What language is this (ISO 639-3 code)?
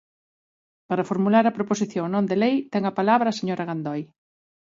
glg